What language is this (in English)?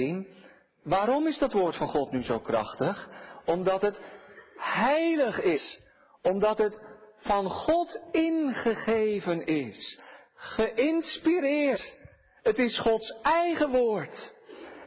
Dutch